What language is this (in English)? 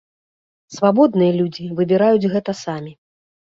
Belarusian